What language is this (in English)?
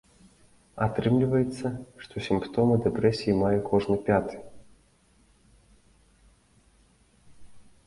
Belarusian